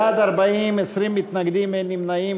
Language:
Hebrew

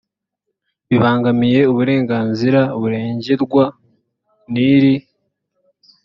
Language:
Kinyarwanda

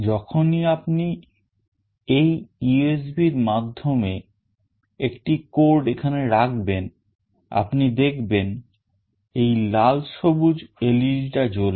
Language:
Bangla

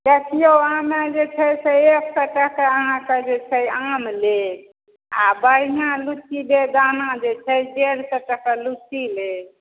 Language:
Maithili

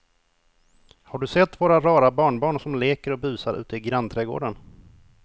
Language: Swedish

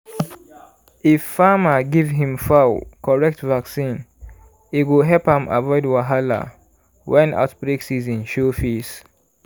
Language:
Nigerian Pidgin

